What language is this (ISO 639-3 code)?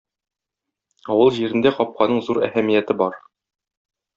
tat